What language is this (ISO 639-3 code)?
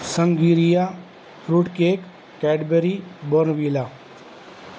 urd